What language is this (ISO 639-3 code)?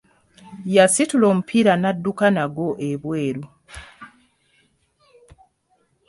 lug